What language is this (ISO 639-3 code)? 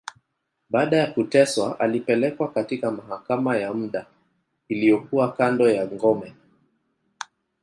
swa